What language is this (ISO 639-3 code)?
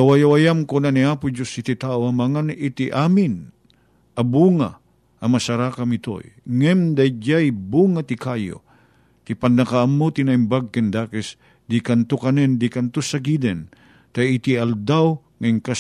fil